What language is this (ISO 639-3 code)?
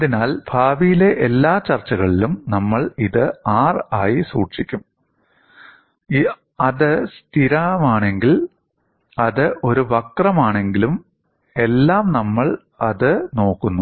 mal